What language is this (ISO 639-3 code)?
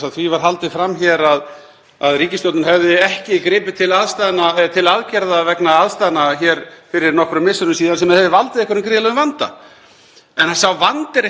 isl